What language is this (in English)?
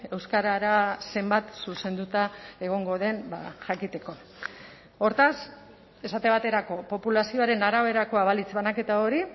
Basque